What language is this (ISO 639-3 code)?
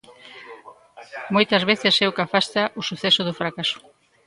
glg